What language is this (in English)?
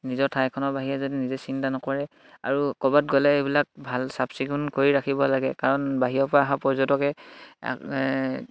Assamese